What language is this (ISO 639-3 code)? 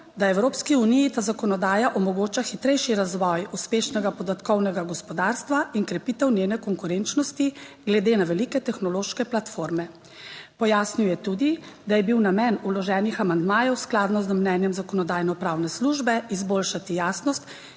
slv